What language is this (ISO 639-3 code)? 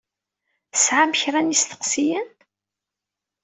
kab